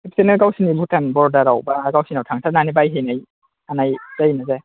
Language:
Bodo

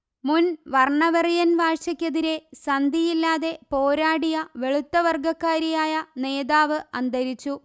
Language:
Malayalam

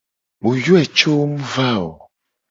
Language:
Gen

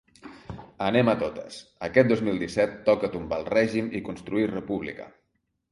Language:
Catalan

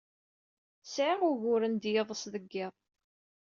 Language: Kabyle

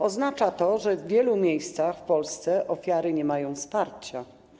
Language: Polish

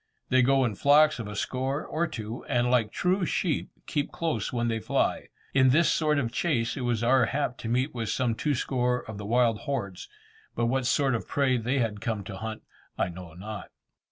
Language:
English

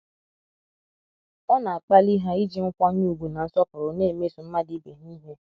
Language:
Igbo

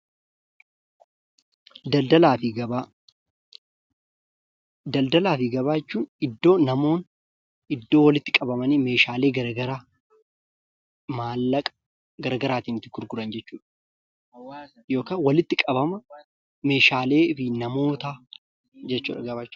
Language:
Oromo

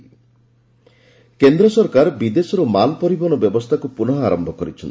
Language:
Odia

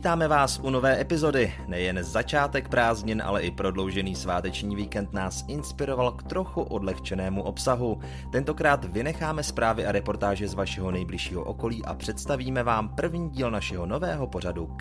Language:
Czech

